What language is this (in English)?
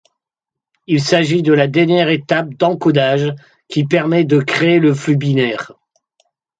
French